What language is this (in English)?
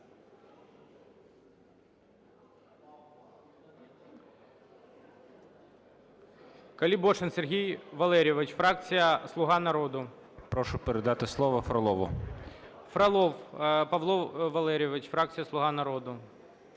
Ukrainian